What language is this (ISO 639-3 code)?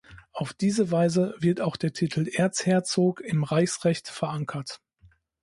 deu